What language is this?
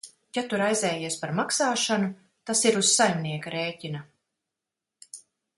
Latvian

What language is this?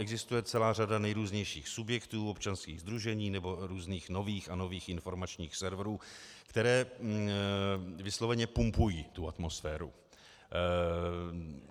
Czech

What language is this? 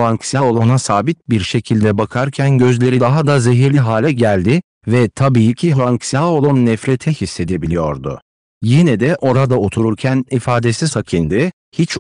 Turkish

